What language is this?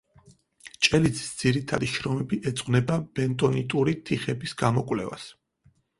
Georgian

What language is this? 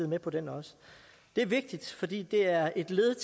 Danish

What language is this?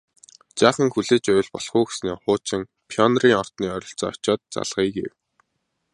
Mongolian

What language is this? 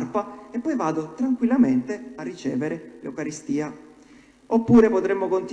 Italian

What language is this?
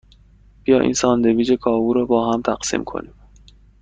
Persian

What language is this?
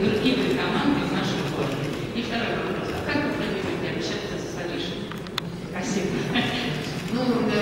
Russian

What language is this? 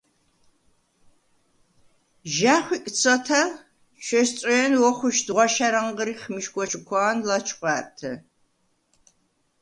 Svan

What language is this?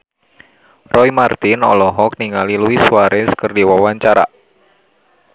Sundanese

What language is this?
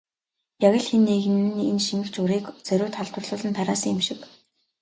Mongolian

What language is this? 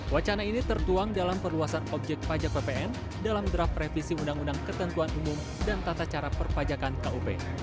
Indonesian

